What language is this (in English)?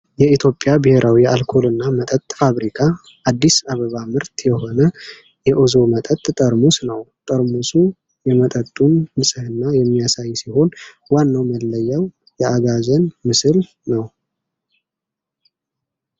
Amharic